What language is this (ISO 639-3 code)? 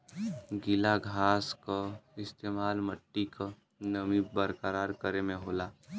bho